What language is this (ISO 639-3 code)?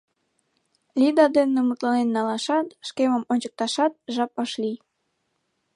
chm